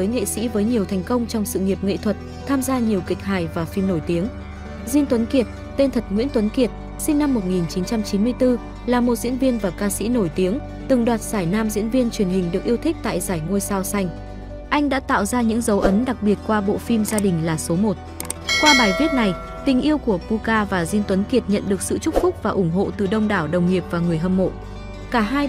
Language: Vietnamese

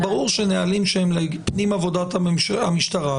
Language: Hebrew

